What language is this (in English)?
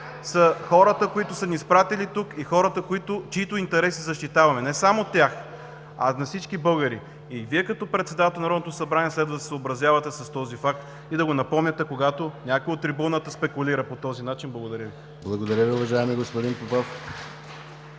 Bulgarian